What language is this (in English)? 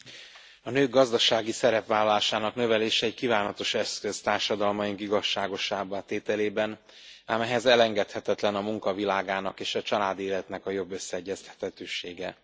Hungarian